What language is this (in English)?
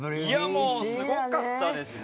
Japanese